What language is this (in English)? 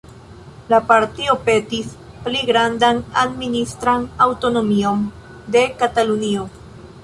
Esperanto